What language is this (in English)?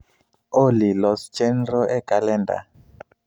Luo (Kenya and Tanzania)